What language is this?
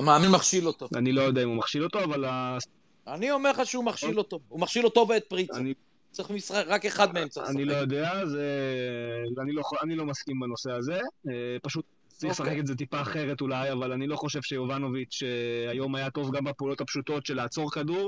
Hebrew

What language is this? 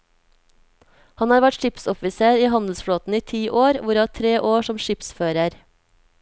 Norwegian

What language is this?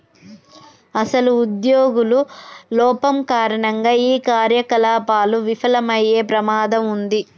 Telugu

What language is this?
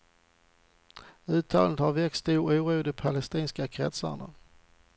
Swedish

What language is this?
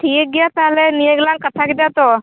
Santali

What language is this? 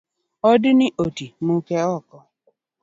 Luo (Kenya and Tanzania)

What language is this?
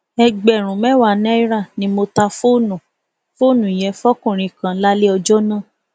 Yoruba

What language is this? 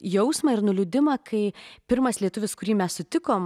Lithuanian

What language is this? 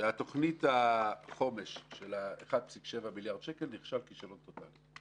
Hebrew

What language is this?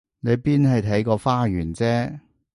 Cantonese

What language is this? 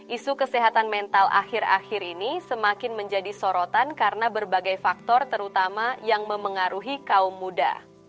Indonesian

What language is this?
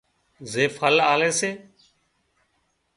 Wadiyara Koli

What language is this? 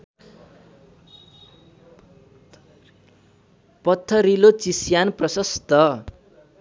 Nepali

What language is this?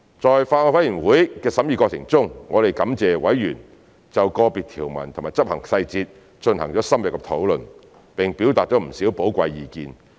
Cantonese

